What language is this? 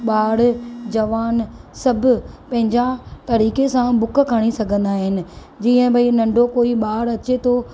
Sindhi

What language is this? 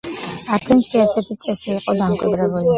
Georgian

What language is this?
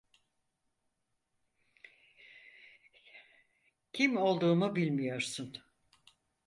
Turkish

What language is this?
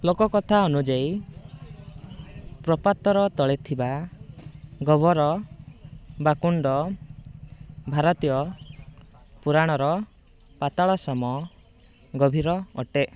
Odia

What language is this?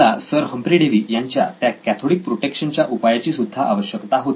Marathi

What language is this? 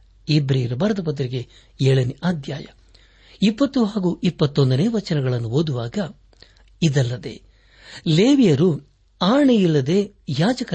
Kannada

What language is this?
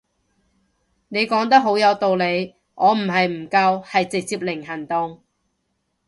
Cantonese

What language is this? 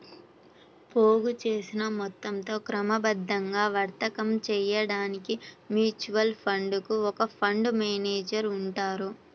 Telugu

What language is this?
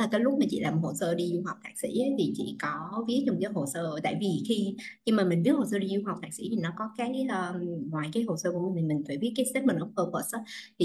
Vietnamese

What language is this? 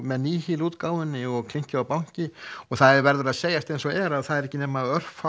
Icelandic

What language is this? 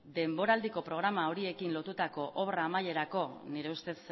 Basque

